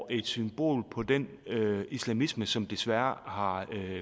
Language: Danish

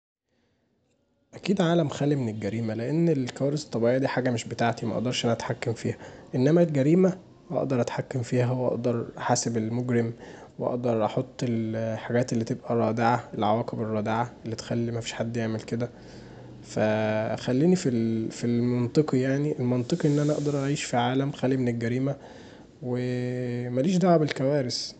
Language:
Egyptian Arabic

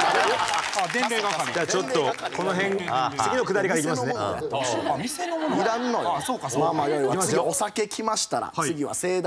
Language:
Japanese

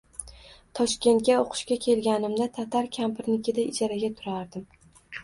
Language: Uzbek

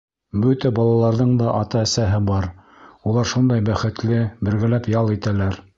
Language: Bashkir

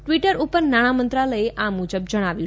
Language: Gujarati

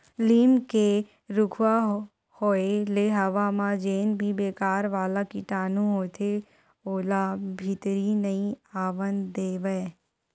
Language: Chhattisgarhi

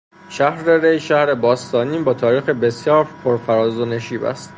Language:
Persian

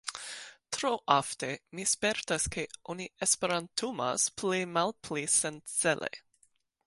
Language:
Esperanto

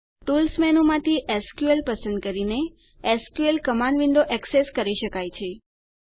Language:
Gujarati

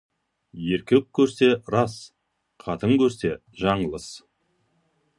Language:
Kazakh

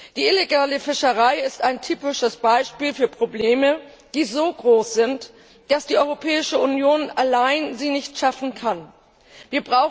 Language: German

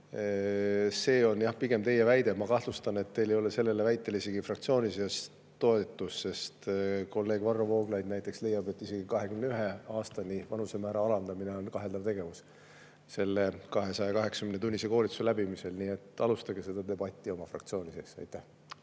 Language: Estonian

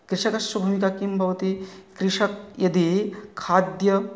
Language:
Sanskrit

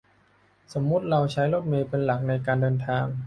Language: Thai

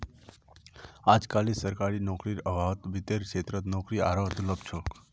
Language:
Magahi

